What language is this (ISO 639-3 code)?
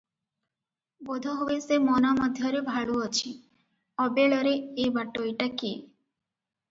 ori